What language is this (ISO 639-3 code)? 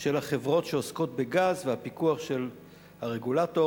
heb